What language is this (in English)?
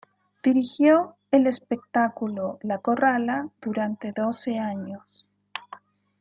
Spanish